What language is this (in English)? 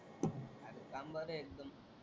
Marathi